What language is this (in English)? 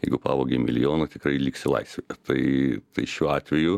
Lithuanian